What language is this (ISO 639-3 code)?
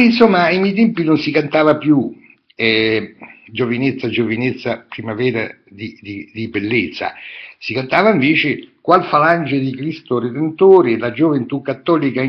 ita